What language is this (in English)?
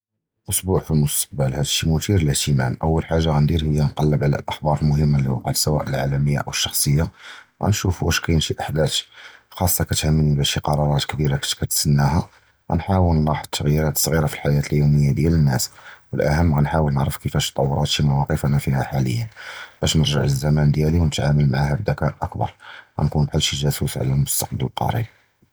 Judeo-Arabic